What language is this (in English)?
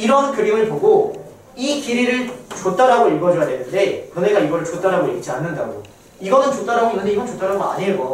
Korean